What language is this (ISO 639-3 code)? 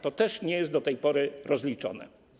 pol